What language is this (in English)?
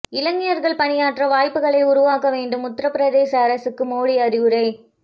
Tamil